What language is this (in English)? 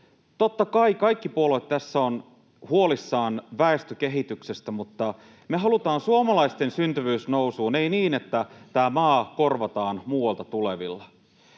Finnish